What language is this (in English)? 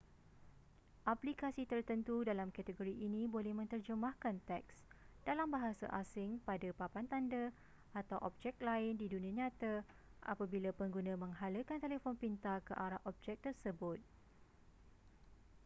Malay